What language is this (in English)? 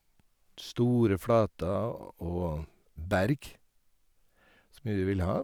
Norwegian